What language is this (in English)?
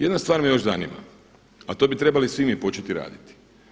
Croatian